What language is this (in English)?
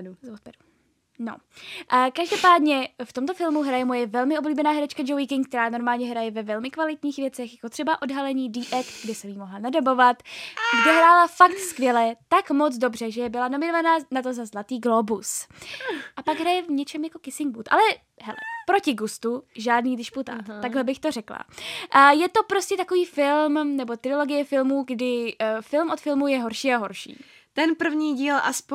Czech